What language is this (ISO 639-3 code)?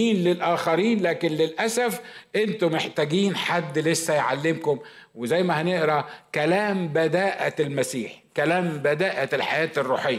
ara